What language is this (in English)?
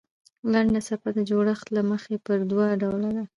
Pashto